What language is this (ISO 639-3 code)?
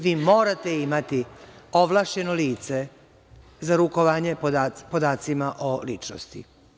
srp